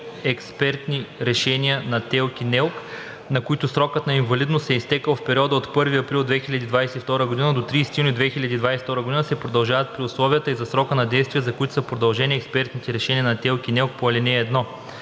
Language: Bulgarian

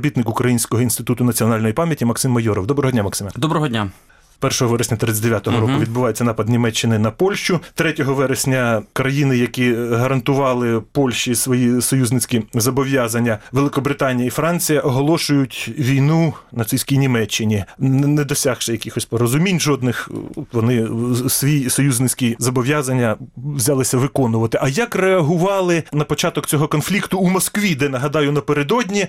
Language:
Ukrainian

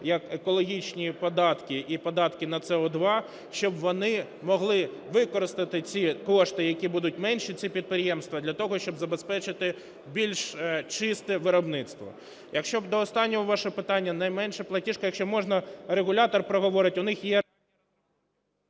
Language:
Ukrainian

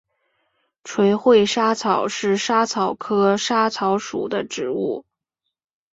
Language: Chinese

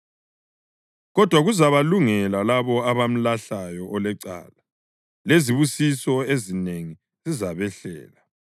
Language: North Ndebele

